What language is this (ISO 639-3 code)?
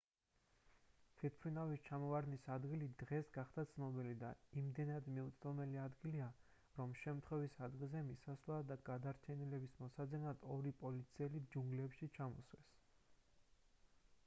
kat